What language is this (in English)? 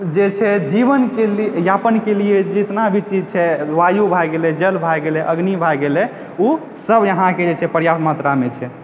Maithili